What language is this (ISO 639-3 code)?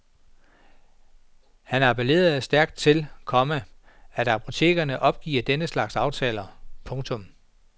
dan